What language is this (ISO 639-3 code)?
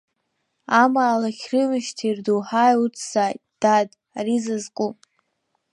abk